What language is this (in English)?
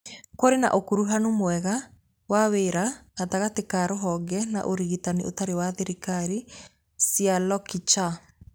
Kikuyu